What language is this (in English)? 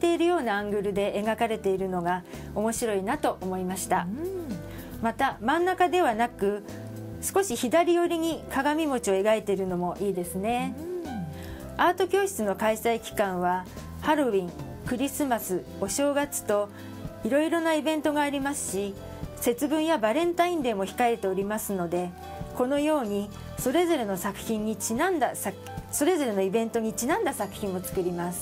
Japanese